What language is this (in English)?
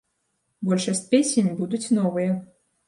Belarusian